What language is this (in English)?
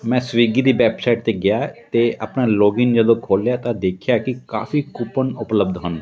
Punjabi